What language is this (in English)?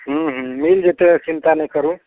Maithili